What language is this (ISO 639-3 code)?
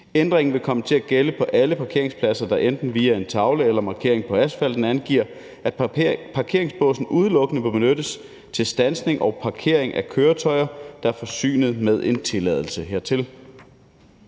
dan